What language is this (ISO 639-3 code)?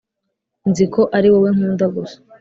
kin